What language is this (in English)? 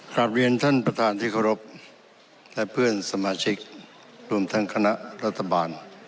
Thai